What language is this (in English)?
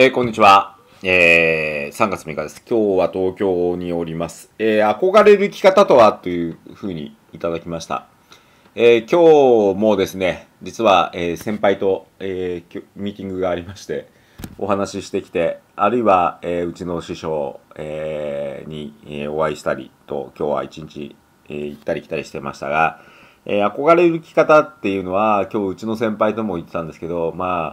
Japanese